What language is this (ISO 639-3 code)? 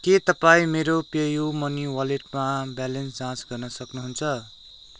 nep